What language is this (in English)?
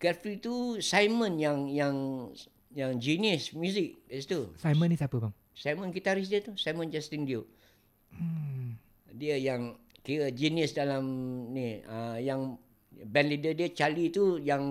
Malay